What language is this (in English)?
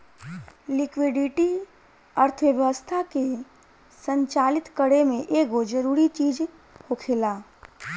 Bhojpuri